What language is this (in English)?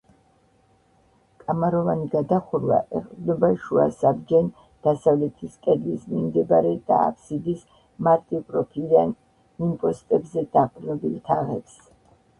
Georgian